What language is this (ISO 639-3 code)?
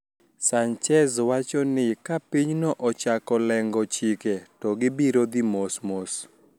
luo